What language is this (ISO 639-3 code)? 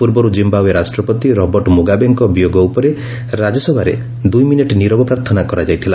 ori